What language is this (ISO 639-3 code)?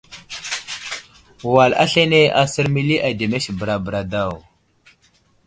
udl